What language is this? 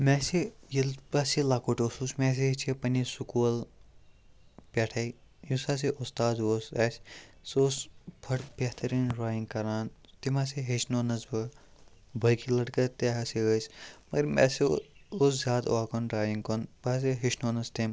Kashmiri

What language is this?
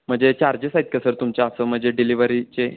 Marathi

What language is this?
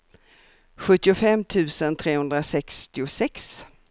Swedish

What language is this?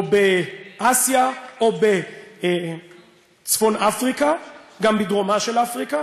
Hebrew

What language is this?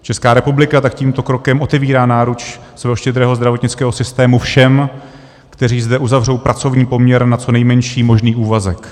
Czech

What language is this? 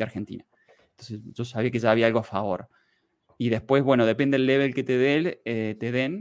Spanish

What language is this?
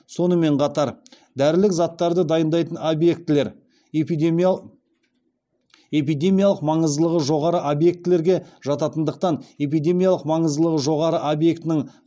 Kazakh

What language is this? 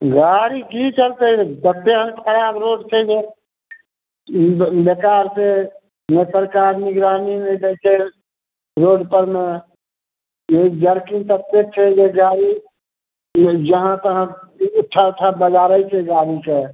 Maithili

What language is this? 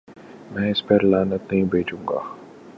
Urdu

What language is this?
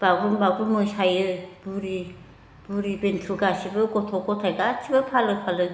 Bodo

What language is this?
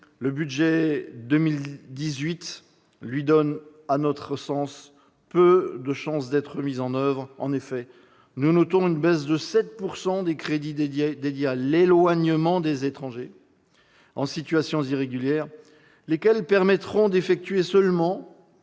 French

